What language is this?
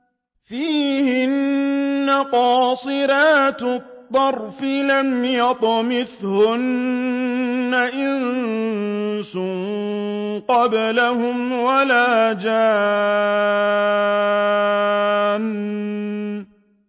Arabic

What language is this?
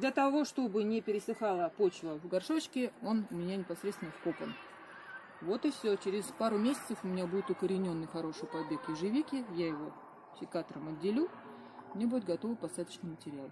Russian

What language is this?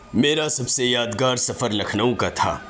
Urdu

